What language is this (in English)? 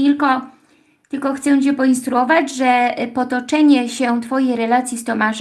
Polish